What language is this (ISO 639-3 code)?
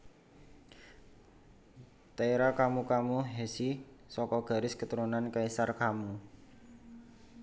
jav